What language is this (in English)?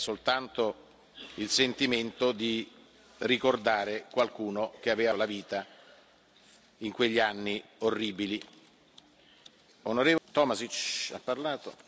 Italian